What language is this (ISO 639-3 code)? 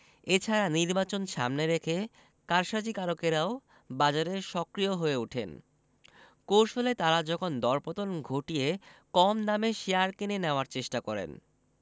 ben